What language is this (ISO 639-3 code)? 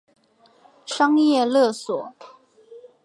zho